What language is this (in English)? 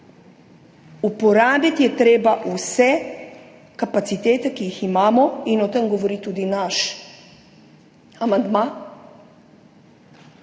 Slovenian